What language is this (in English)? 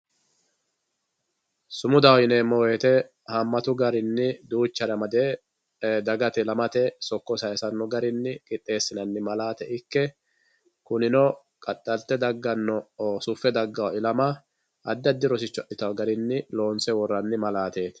Sidamo